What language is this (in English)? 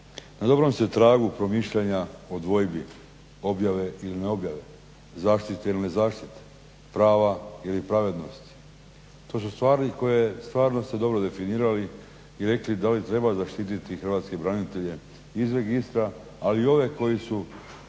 Croatian